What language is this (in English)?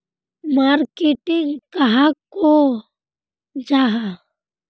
Magahi